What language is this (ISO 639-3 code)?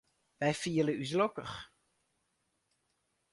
fry